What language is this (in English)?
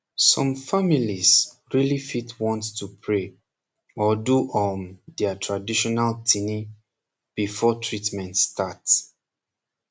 Nigerian Pidgin